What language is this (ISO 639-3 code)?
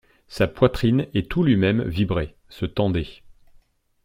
fra